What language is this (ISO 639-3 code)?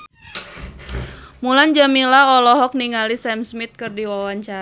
sun